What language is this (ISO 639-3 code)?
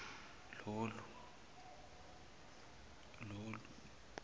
zul